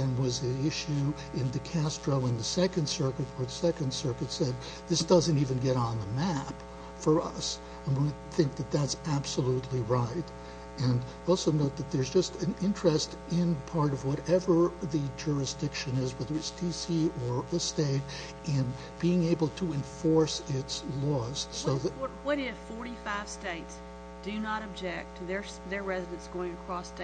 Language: English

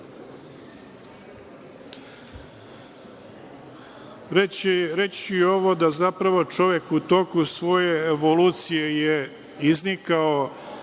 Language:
Serbian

